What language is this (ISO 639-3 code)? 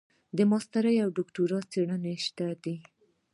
pus